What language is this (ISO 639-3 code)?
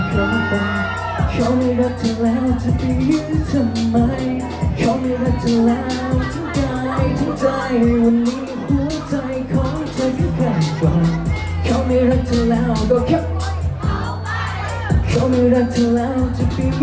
tha